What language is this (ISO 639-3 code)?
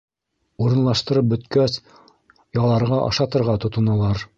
bak